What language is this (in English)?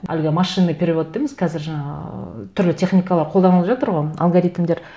Kazakh